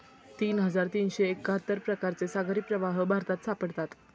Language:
Marathi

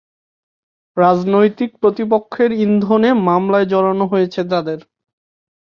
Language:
Bangla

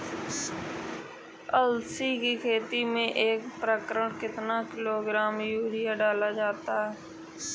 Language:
Hindi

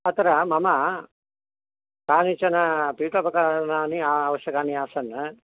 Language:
Sanskrit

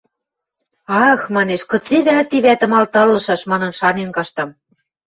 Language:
Western Mari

